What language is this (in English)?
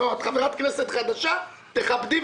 Hebrew